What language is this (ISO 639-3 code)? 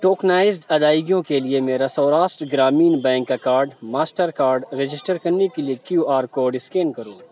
urd